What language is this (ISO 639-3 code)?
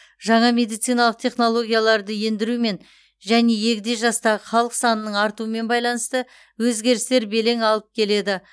kaz